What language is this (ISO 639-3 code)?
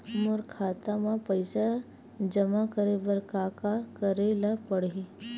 hne